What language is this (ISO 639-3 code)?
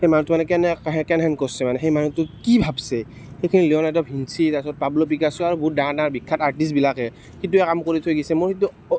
asm